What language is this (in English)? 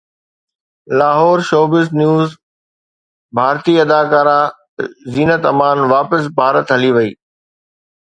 Sindhi